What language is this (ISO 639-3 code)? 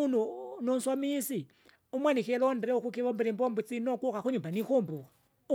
zga